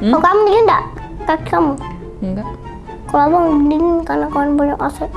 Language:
Indonesian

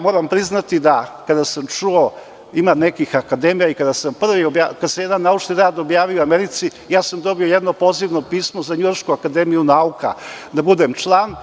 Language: Serbian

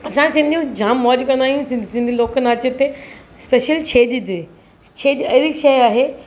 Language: Sindhi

